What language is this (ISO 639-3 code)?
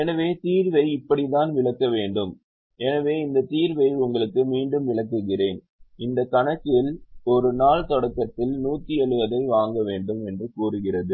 tam